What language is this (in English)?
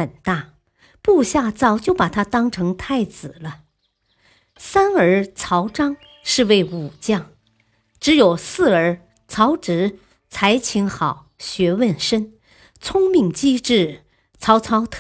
Chinese